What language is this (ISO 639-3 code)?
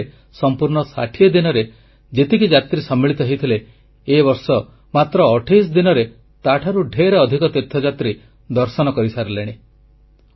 ori